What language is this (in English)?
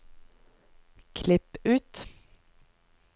Norwegian